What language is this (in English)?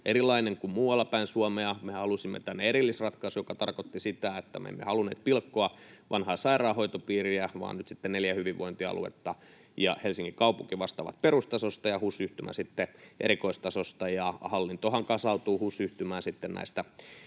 Finnish